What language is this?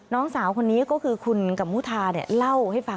Thai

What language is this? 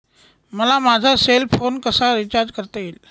Marathi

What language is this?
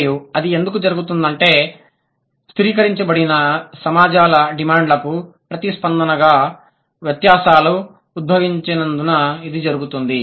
Telugu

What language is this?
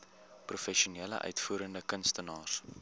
Afrikaans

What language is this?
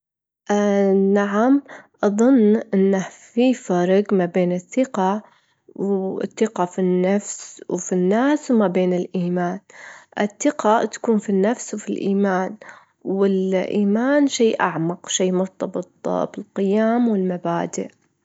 Gulf Arabic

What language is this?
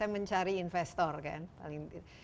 Indonesian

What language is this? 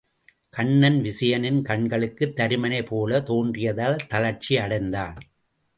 Tamil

